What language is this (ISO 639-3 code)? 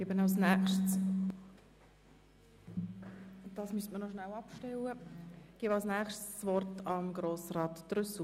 gsw